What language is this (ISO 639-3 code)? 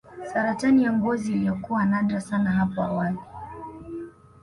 swa